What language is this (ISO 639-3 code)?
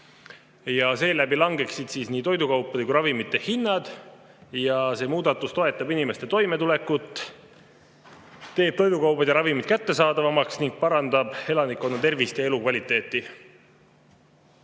est